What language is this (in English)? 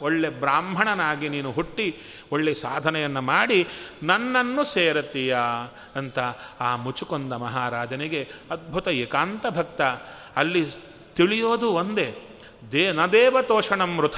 Kannada